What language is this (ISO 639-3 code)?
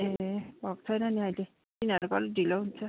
nep